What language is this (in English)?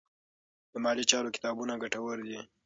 Pashto